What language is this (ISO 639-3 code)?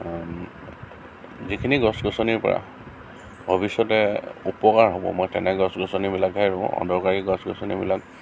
asm